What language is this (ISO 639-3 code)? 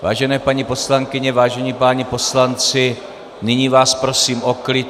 ces